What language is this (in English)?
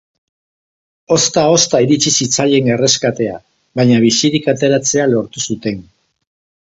Basque